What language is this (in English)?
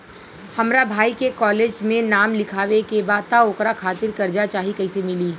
Bhojpuri